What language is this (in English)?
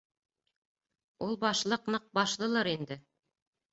Bashkir